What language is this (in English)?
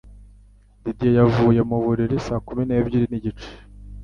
Kinyarwanda